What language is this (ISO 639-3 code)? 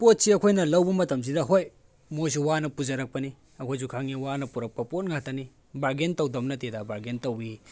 mni